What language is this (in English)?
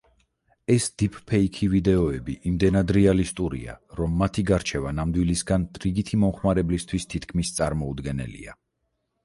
Georgian